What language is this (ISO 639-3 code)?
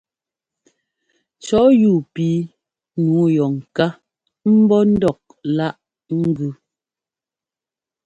jgo